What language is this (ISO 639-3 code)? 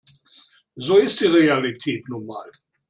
deu